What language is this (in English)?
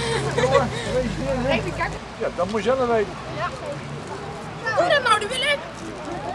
Dutch